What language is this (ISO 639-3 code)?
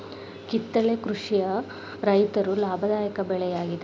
kan